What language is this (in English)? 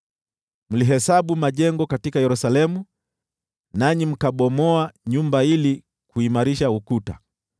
Swahili